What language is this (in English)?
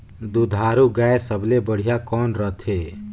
Chhattisgarhi